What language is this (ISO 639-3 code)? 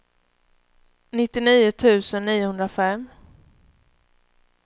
swe